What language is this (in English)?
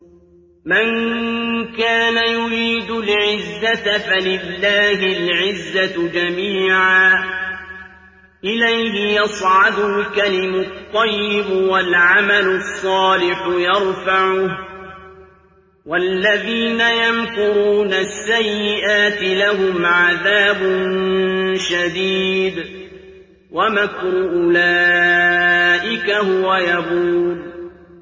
Arabic